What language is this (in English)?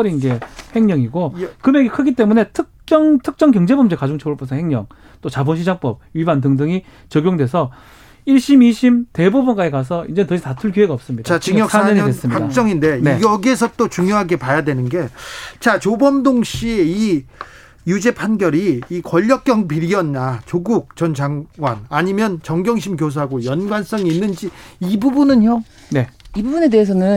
Korean